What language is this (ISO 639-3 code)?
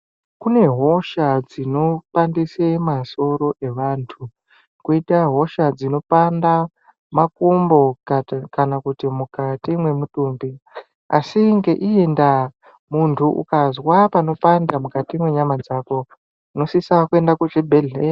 ndc